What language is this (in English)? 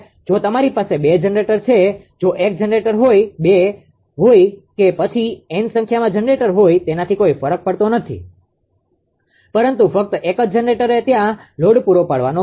Gujarati